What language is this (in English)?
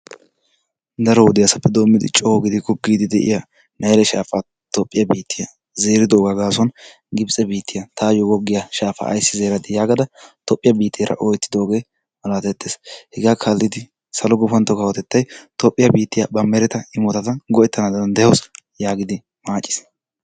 Wolaytta